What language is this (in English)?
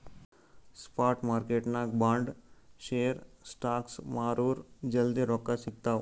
Kannada